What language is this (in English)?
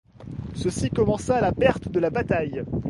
French